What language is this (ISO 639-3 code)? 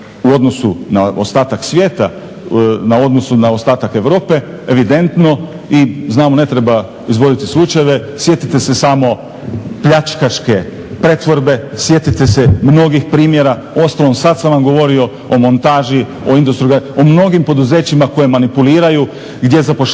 hrv